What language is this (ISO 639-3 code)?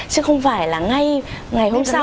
vie